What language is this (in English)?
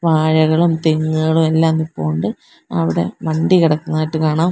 Malayalam